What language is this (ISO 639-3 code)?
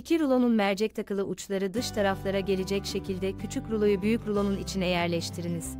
tur